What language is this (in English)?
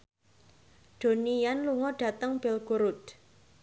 Javanese